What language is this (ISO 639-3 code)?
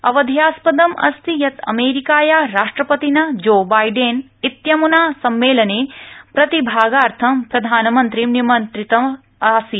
san